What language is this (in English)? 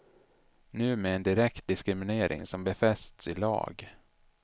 Swedish